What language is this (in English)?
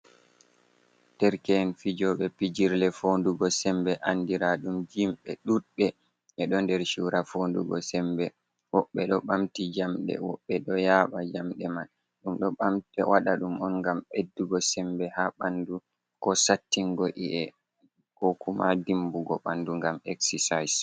Fula